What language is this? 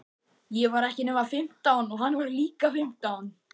Icelandic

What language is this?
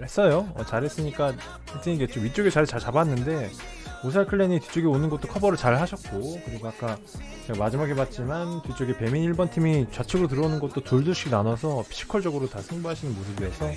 Korean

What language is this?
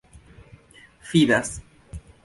Esperanto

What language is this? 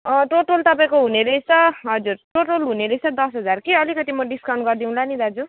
Nepali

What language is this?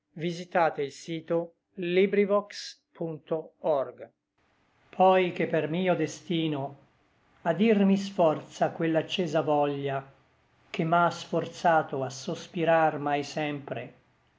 Italian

